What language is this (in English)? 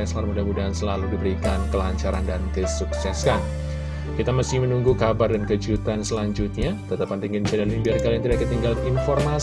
Indonesian